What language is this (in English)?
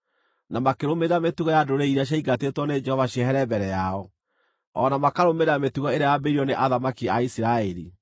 Kikuyu